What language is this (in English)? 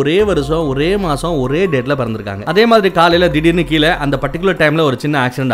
Tamil